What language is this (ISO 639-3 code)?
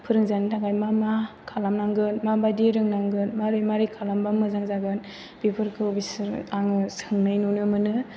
brx